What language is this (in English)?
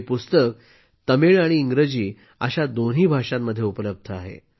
Marathi